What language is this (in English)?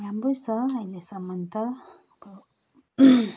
Nepali